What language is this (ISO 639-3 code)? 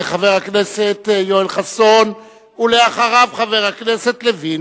heb